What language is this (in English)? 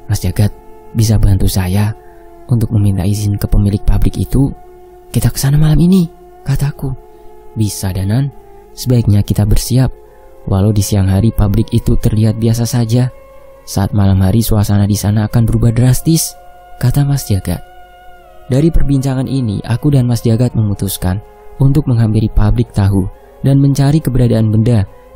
Indonesian